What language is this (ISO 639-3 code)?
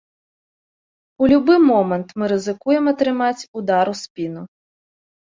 bel